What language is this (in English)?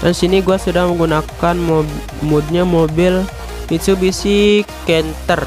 Indonesian